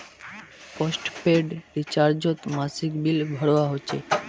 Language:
Magahi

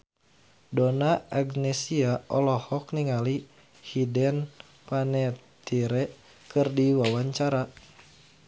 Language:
Sundanese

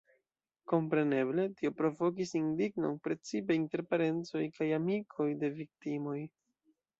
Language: Esperanto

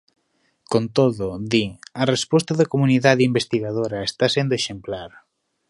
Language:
Galician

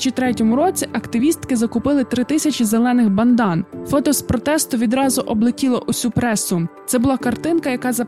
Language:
Ukrainian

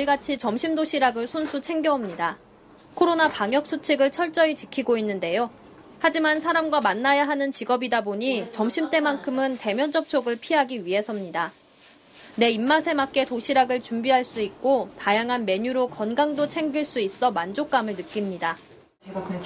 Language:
Korean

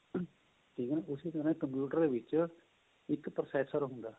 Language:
Punjabi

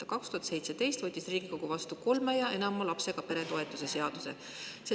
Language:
Estonian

